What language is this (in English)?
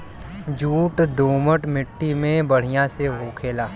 Bhojpuri